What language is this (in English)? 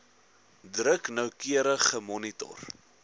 Afrikaans